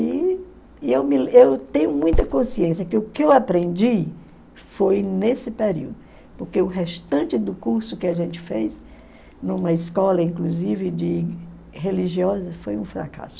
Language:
Portuguese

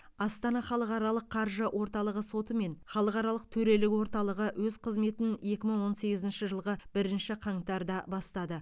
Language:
Kazakh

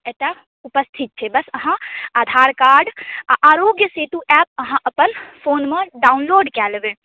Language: Maithili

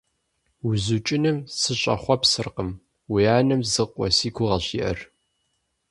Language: Kabardian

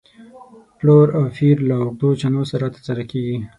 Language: Pashto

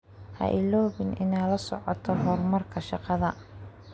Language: Somali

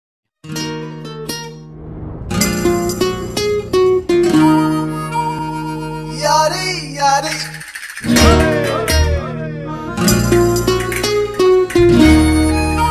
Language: Arabic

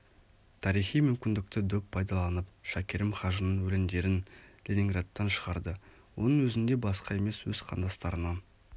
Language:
Kazakh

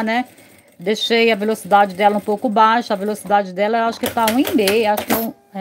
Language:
Portuguese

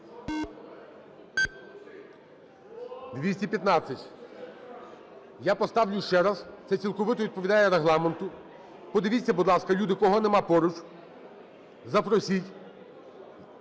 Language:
Ukrainian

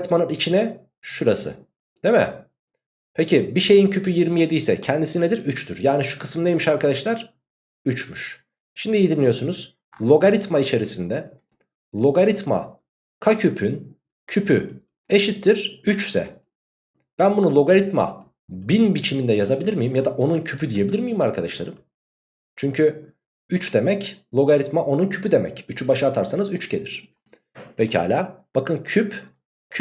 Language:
Turkish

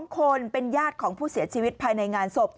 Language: Thai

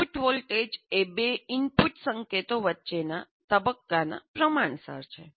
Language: Gujarati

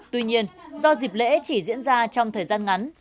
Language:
Vietnamese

